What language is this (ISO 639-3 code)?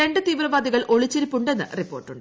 mal